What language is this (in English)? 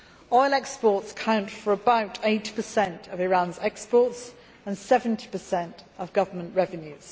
English